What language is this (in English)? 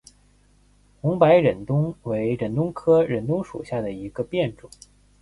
Chinese